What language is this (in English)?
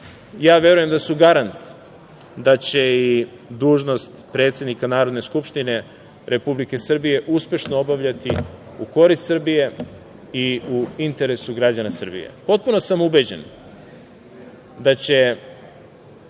Serbian